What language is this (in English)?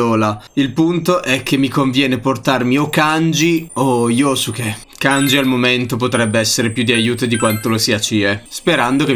Italian